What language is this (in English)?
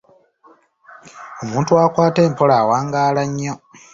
Ganda